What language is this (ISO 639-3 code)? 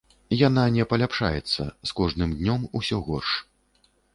bel